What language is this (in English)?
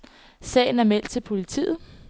Danish